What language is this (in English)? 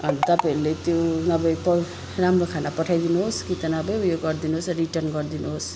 Nepali